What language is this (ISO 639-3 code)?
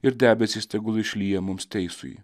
lit